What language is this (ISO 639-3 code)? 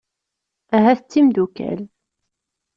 kab